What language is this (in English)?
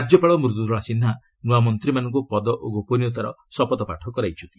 Odia